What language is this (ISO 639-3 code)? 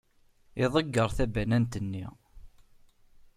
kab